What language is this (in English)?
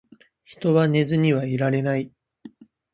Japanese